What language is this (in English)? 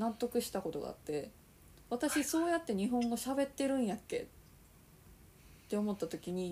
Japanese